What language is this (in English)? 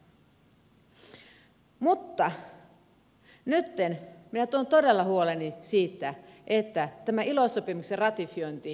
Finnish